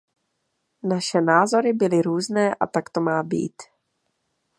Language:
Czech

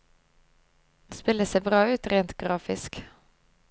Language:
Norwegian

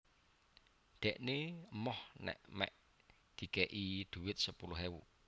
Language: Javanese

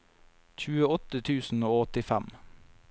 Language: Norwegian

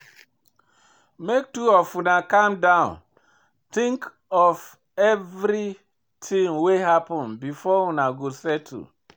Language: Nigerian Pidgin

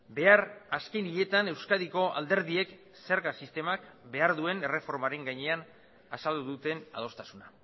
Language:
Basque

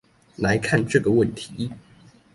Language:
Chinese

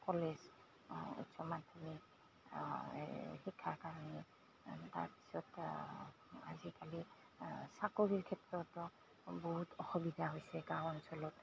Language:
Assamese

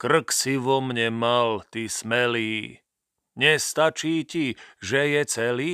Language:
Slovak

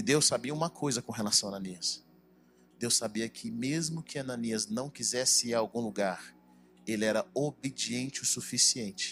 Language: Portuguese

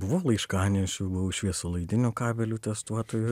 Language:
Lithuanian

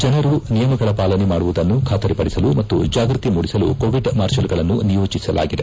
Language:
Kannada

